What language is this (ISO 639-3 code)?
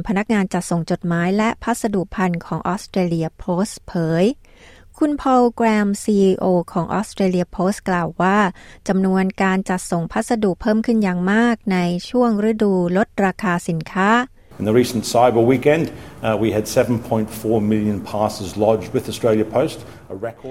tha